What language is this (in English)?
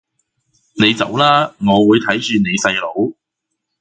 Cantonese